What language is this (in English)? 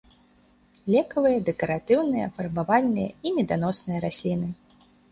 Belarusian